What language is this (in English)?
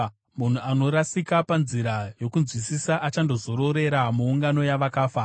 Shona